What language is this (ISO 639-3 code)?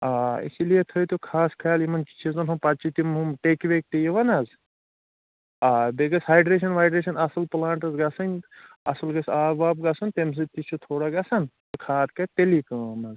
kas